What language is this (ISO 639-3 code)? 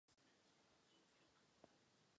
ces